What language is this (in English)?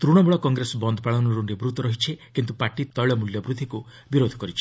Odia